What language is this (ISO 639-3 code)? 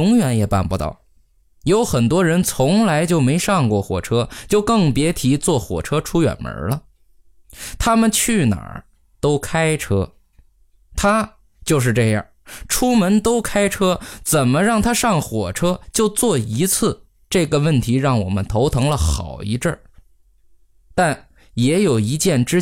zho